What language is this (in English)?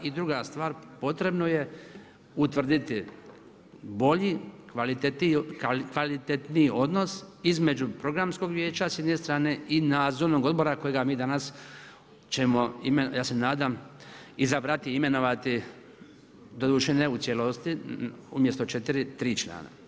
Croatian